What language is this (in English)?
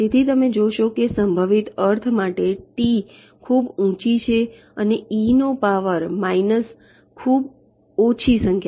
Gujarati